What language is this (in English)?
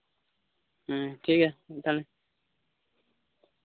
Santali